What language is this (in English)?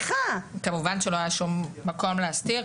Hebrew